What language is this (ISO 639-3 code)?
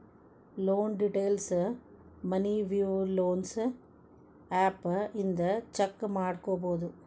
kan